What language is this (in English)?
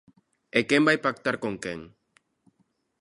Galician